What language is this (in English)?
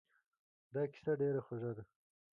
Pashto